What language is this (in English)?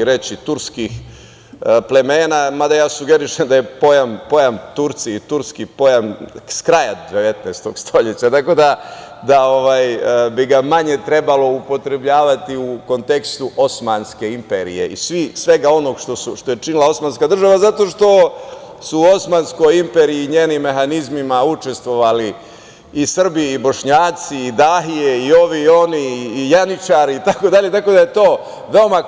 Serbian